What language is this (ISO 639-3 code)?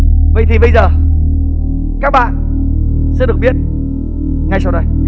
vie